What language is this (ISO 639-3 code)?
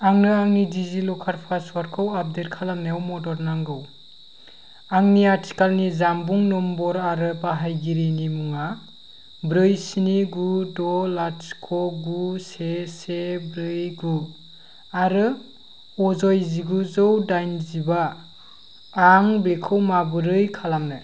brx